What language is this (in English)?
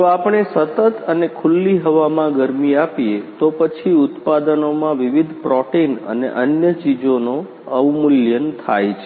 Gujarati